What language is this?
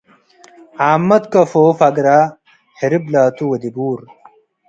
Tigre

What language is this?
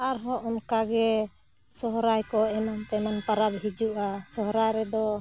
Santali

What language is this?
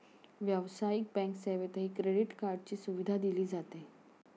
Marathi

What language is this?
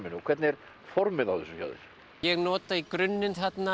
Icelandic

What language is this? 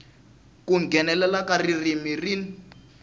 Tsonga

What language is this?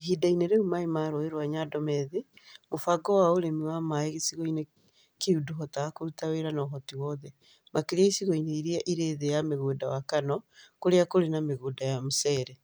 Kikuyu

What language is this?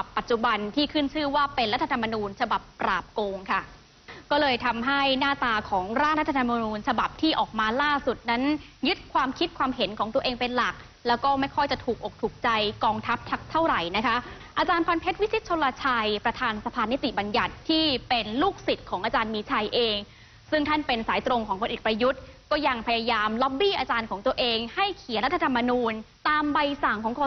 Thai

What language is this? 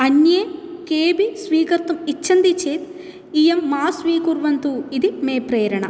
Sanskrit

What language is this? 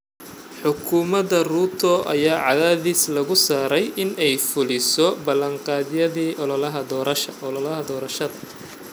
Somali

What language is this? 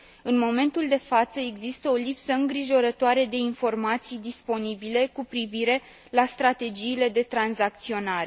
Romanian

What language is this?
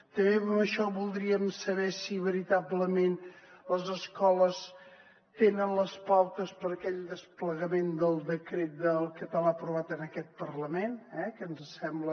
Catalan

